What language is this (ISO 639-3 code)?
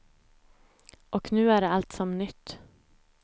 swe